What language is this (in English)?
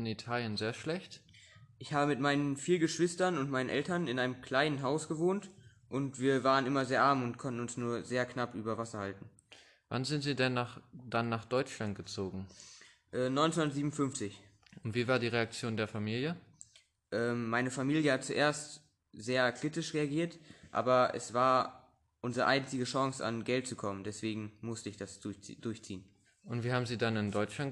German